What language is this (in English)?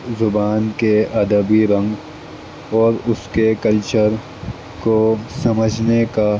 Urdu